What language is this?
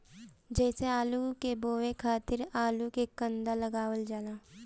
Bhojpuri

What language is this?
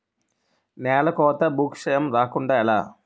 Telugu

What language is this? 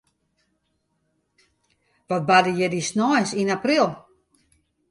Western Frisian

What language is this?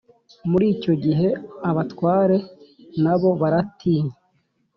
Kinyarwanda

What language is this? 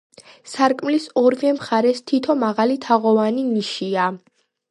Georgian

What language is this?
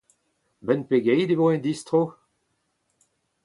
Breton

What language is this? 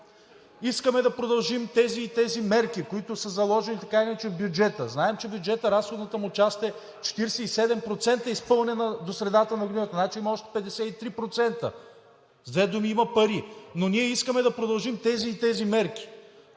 Bulgarian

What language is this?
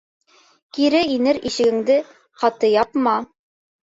Bashkir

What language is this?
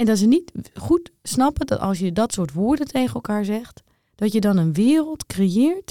Dutch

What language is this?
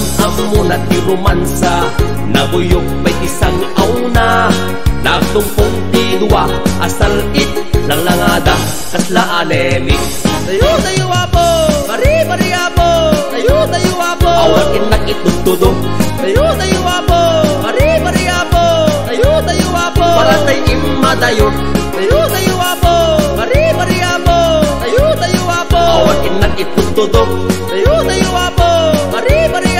Indonesian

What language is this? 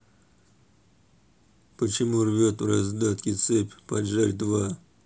Russian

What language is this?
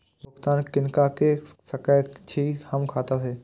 Maithili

